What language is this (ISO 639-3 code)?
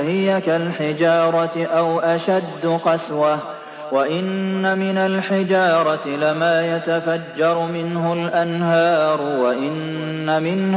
ara